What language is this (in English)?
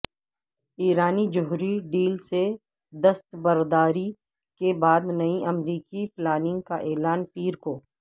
Urdu